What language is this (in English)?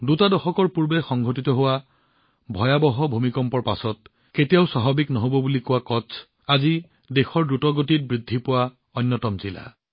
Assamese